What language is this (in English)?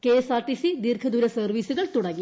Malayalam